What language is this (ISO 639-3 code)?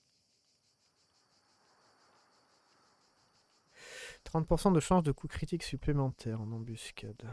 fra